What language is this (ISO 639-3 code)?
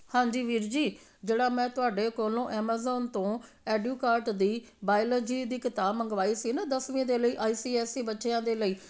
pan